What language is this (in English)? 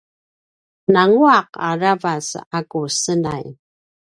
Paiwan